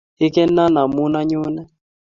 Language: Kalenjin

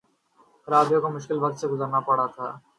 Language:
Urdu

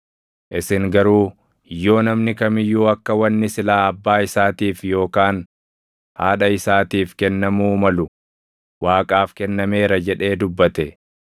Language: Oromo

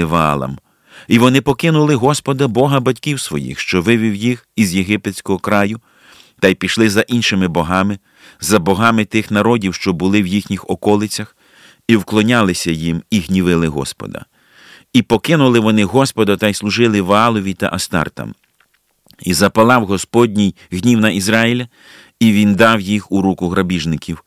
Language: Ukrainian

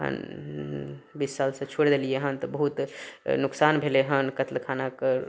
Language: Maithili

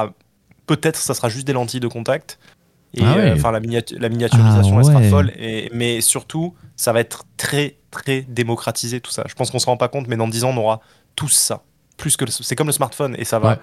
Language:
French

